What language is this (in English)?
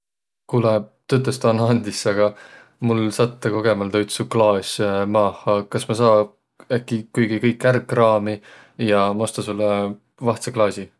Võro